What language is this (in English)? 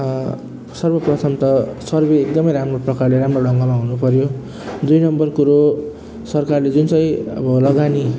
Nepali